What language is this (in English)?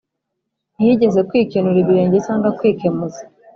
Kinyarwanda